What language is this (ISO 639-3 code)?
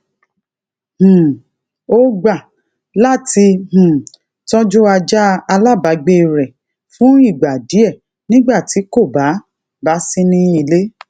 yor